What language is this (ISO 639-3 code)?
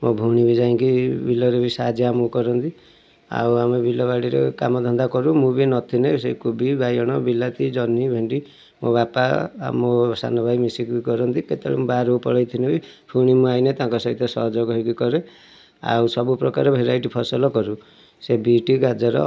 ori